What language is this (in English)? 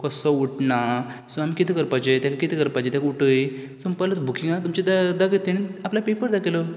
Konkani